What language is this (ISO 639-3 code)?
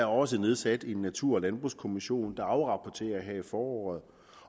dan